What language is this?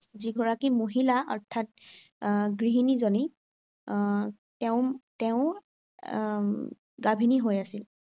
Assamese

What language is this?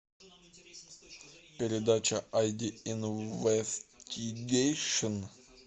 Russian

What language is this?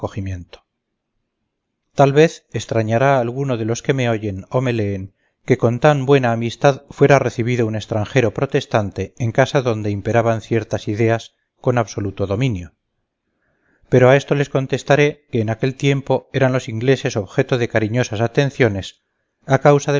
Spanish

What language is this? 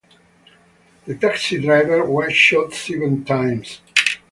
English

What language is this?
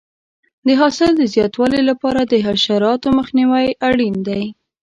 Pashto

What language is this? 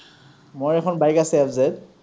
Assamese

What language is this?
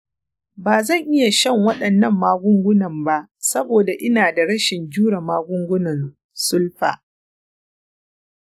Hausa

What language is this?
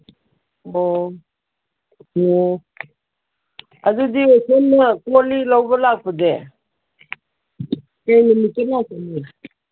Manipuri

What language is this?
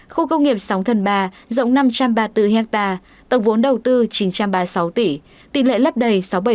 Vietnamese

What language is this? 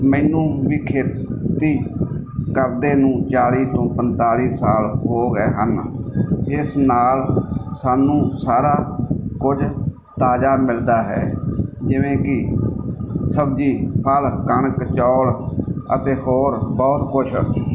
Punjabi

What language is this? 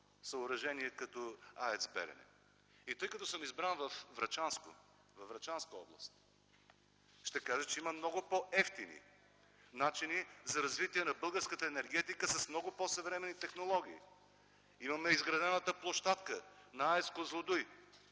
Bulgarian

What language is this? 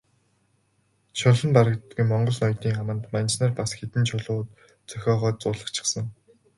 Mongolian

